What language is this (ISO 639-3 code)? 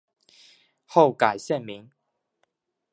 zho